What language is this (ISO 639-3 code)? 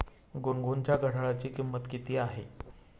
mar